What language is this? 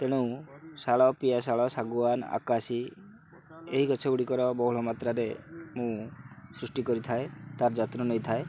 Odia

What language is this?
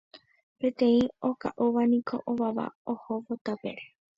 Guarani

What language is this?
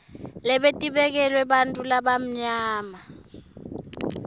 Swati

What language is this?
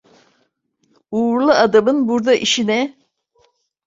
Turkish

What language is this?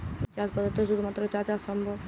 Bangla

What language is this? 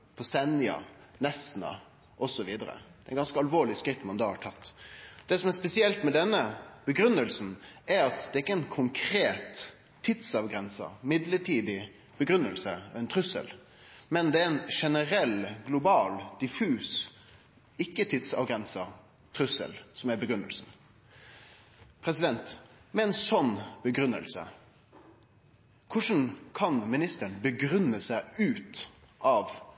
Norwegian Nynorsk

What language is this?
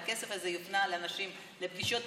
Hebrew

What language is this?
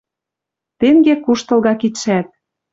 Western Mari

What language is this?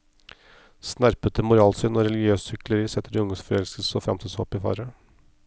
Norwegian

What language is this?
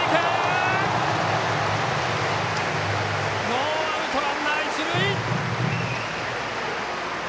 Japanese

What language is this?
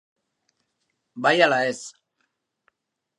Basque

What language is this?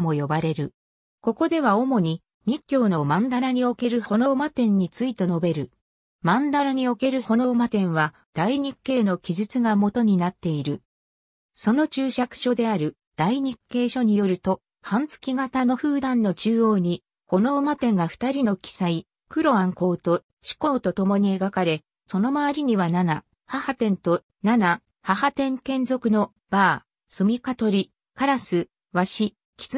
Japanese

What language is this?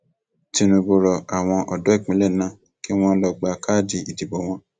Yoruba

